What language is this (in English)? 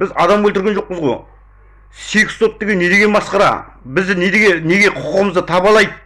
Kazakh